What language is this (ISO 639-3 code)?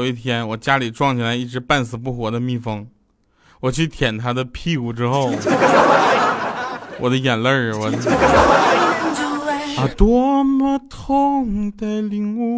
zho